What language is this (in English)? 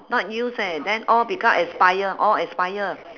English